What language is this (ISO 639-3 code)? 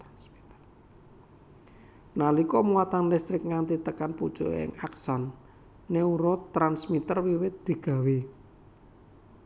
jav